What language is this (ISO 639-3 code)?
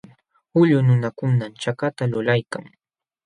qxw